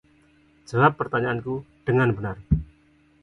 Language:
Indonesian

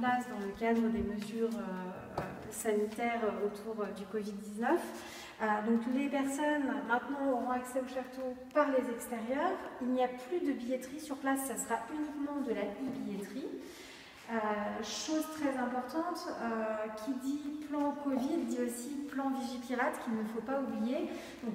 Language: French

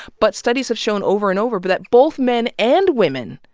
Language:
English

